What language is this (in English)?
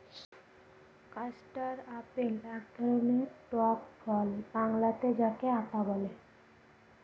Bangla